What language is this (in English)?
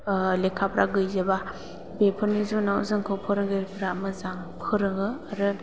Bodo